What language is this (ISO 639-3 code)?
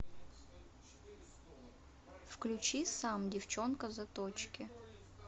rus